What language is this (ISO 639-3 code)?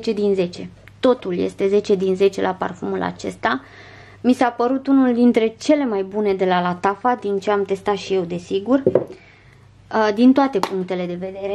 ron